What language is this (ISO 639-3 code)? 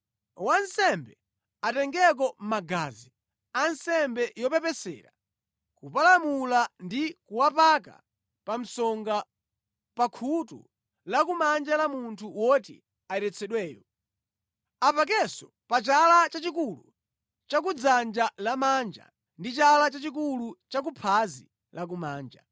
nya